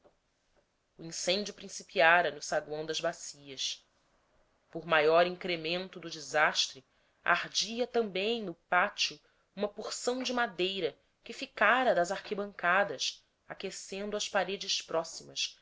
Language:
Portuguese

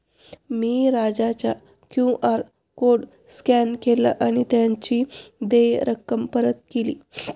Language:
Marathi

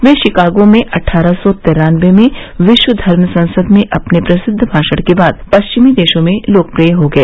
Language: Hindi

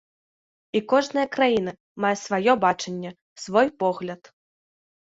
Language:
Belarusian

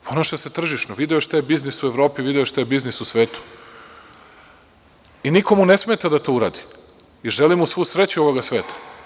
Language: Serbian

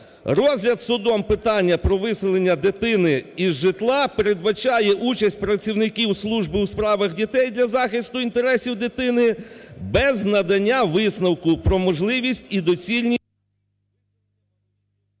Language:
Ukrainian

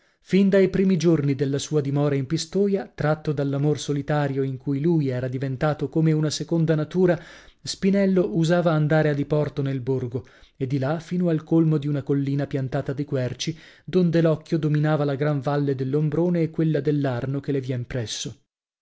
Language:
Italian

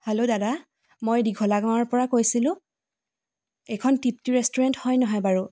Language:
Assamese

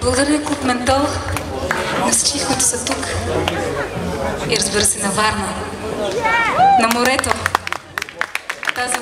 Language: Korean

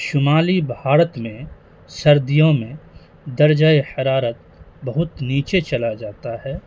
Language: Urdu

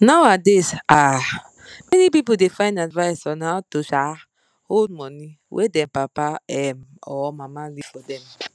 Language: Nigerian Pidgin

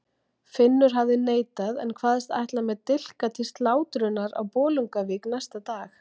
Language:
Icelandic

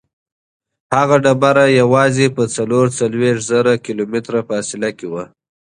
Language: Pashto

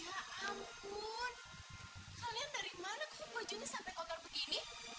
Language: Indonesian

